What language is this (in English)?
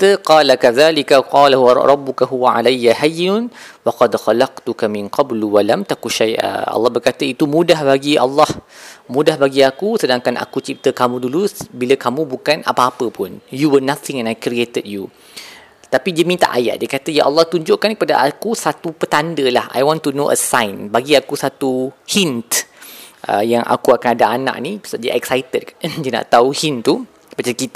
Malay